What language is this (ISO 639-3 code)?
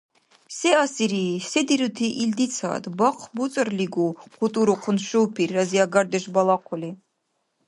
dar